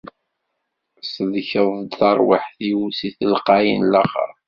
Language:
Kabyle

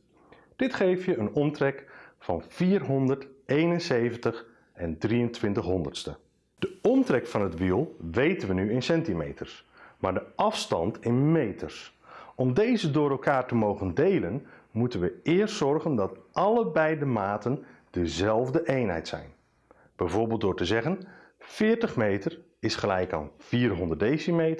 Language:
Dutch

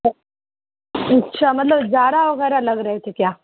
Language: Urdu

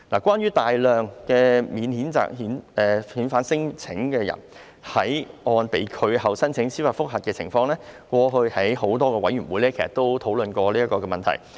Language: Cantonese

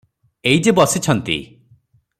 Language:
Odia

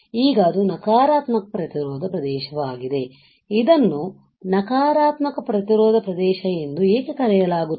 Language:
Kannada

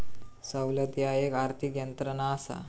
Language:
Marathi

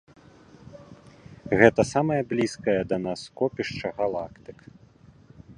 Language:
Belarusian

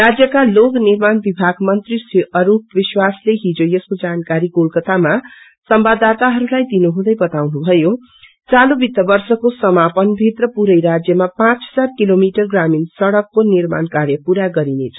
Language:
Nepali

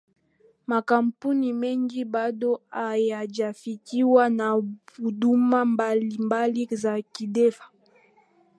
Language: Swahili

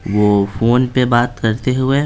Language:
Hindi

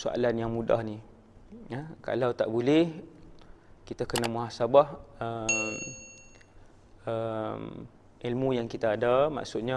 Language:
Malay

